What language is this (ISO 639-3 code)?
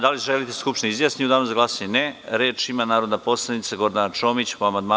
srp